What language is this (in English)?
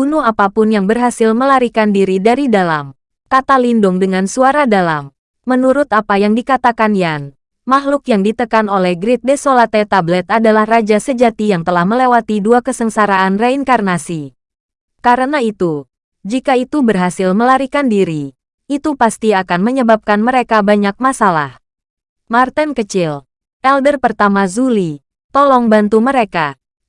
Indonesian